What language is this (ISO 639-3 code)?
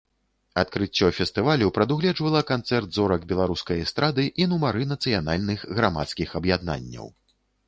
bel